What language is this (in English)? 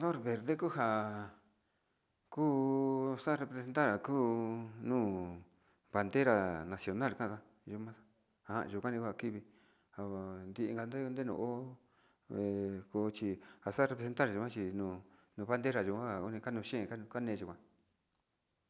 Sinicahua Mixtec